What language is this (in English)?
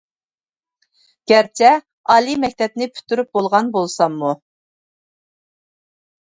Uyghur